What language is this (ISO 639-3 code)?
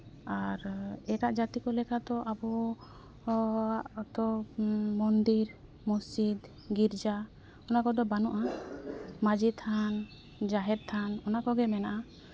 sat